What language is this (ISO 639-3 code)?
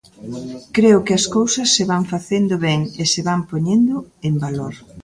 glg